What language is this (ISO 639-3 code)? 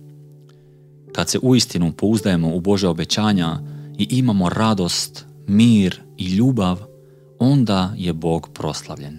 hrv